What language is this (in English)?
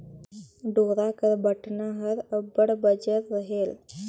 Chhattisgarhi